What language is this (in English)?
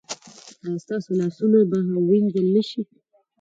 Pashto